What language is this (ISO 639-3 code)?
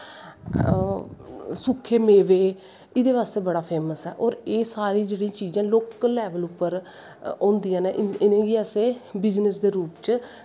doi